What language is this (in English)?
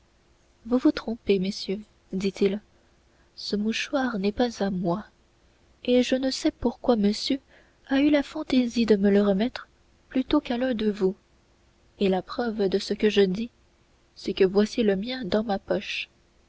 French